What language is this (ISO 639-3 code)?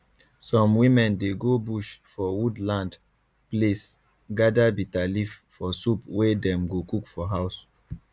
pcm